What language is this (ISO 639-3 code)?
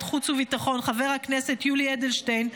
heb